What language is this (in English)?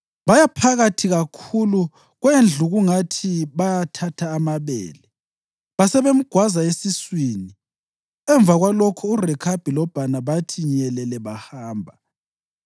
North Ndebele